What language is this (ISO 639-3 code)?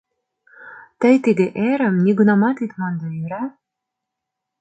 chm